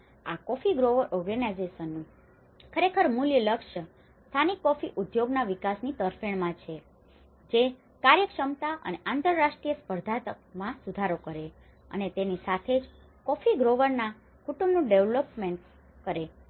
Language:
Gujarati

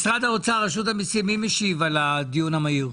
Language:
Hebrew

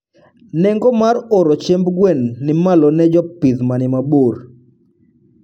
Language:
Luo (Kenya and Tanzania)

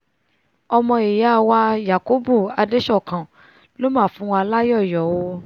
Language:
Yoruba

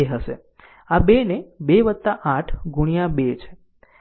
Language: Gujarati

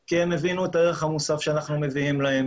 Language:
Hebrew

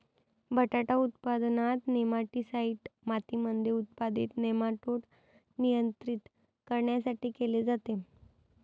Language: Marathi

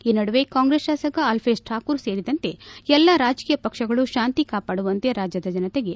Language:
Kannada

